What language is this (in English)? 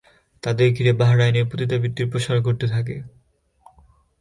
Bangla